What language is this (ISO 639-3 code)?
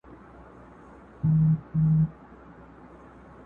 pus